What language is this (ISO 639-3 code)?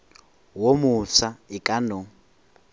nso